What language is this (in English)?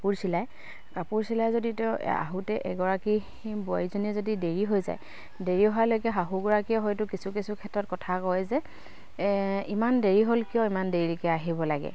Assamese